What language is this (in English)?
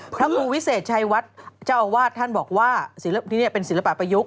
Thai